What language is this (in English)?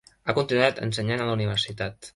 Catalan